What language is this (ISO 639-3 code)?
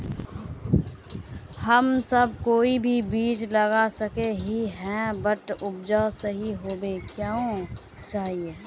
mag